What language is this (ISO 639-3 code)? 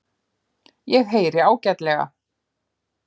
isl